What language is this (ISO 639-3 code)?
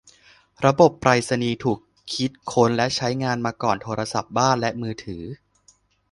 tha